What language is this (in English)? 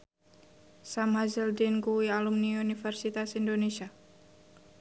Javanese